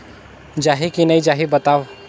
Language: Chhattisgarhi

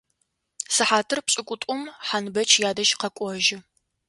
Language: Adyghe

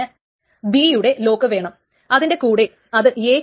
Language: Malayalam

